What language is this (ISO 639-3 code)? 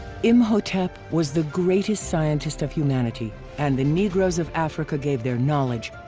eng